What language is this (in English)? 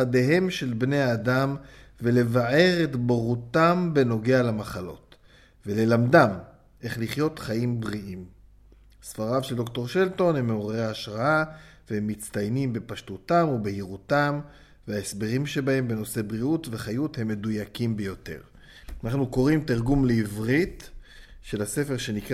Hebrew